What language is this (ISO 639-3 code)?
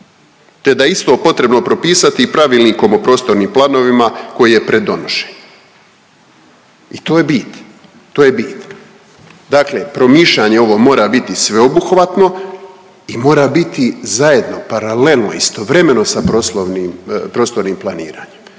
hrv